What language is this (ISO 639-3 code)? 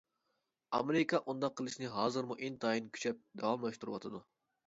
uig